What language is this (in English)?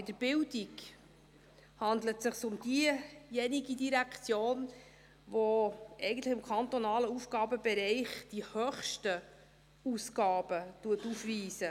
Swiss German